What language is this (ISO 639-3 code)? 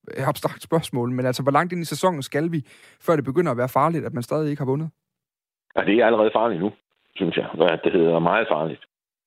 dan